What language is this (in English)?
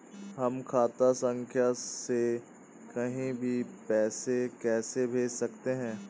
Hindi